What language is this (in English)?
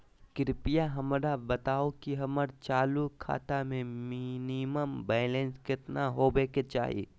Magahi